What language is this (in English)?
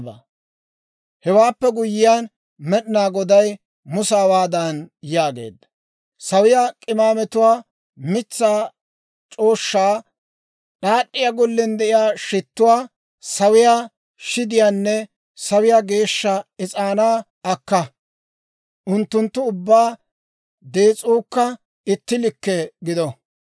Dawro